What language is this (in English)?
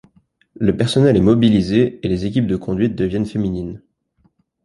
French